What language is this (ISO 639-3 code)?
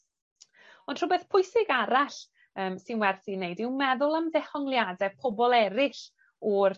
cym